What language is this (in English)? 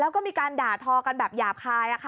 Thai